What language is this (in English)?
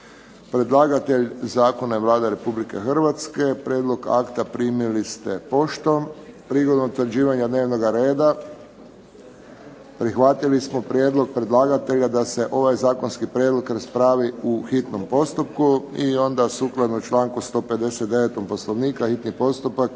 Croatian